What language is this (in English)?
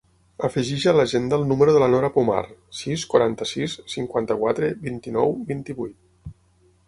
Catalan